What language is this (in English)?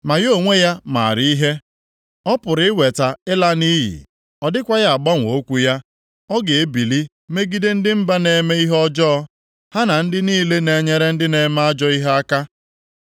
Igbo